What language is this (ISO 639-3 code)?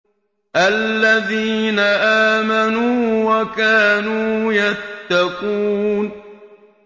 ara